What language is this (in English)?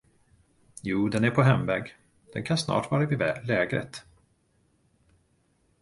Swedish